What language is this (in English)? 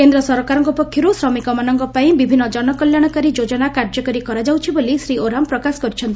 Odia